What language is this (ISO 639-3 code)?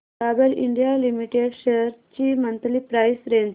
mar